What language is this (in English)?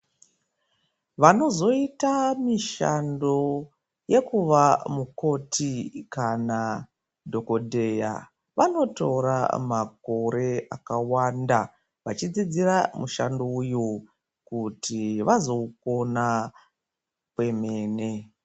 Ndau